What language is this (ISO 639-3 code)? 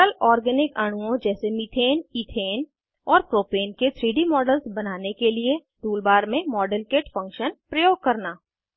hin